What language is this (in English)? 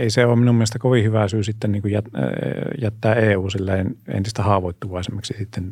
Finnish